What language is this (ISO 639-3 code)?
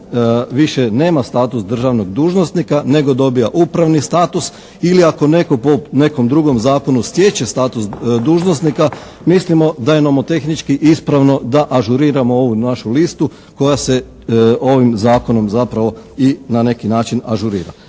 hrv